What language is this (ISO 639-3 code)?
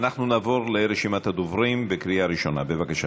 heb